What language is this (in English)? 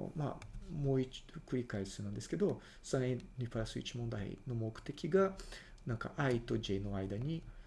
Japanese